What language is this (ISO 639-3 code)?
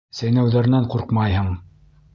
bak